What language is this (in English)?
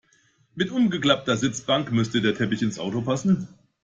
German